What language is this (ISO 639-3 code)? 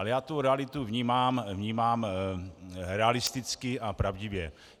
ces